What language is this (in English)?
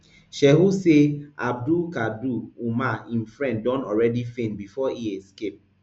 Nigerian Pidgin